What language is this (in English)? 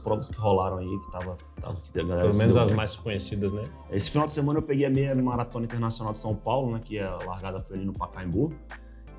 Portuguese